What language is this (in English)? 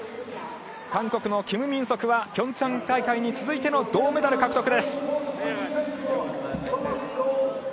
Japanese